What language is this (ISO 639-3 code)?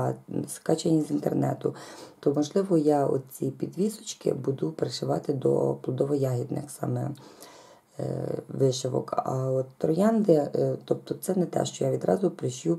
ukr